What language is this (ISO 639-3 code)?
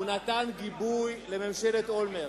heb